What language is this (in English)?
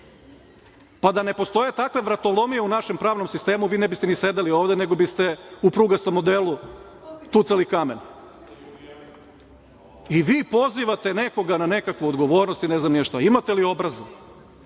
Serbian